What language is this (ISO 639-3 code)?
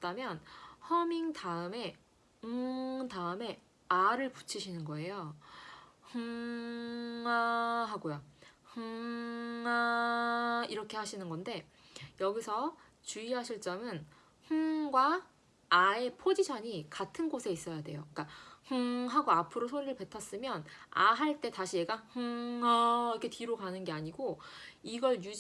kor